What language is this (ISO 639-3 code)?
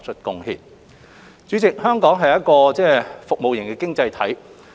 yue